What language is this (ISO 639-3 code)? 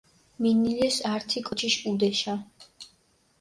xmf